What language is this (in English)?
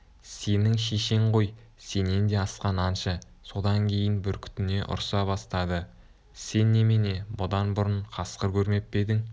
Kazakh